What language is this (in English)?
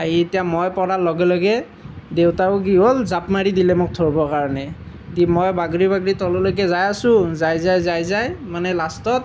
Assamese